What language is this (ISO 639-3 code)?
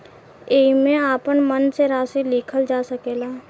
bho